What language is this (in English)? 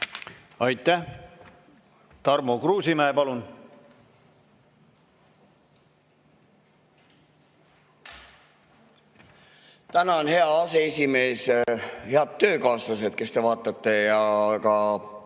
Estonian